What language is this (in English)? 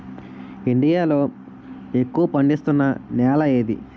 Telugu